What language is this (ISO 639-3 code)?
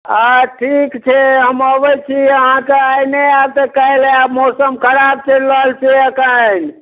mai